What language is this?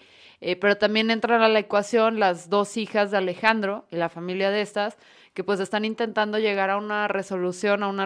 Spanish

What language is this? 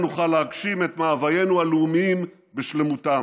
Hebrew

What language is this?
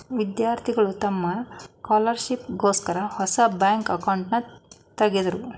Kannada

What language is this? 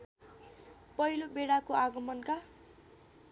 Nepali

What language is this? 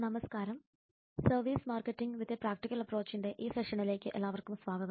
Malayalam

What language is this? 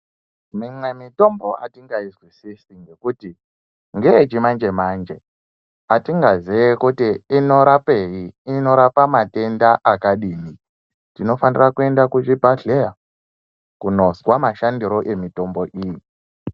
Ndau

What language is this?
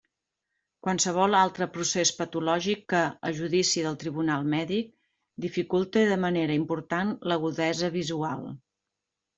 Catalan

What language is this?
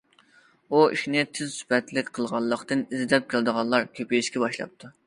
Uyghur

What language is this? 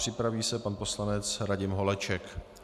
Czech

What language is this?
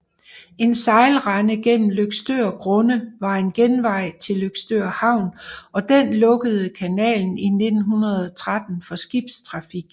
Danish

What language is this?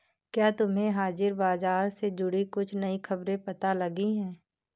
Hindi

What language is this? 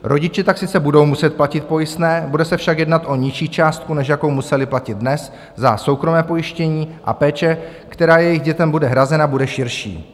Czech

